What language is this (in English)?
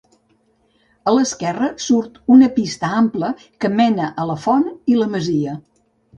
Catalan